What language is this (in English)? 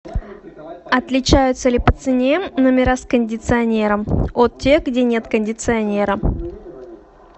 Russian